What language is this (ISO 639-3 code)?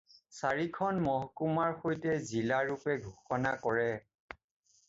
asm